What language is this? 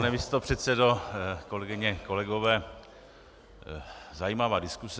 Czech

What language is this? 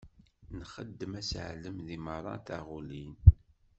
Kabyle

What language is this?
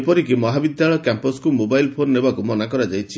Odia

